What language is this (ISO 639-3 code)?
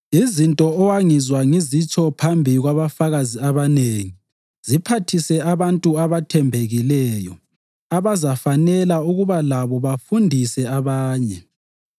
nde